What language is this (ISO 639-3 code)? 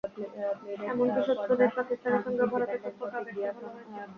ben